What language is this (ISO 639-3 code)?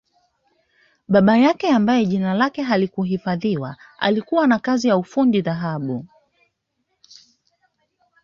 swa